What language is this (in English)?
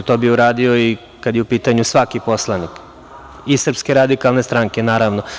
Serbian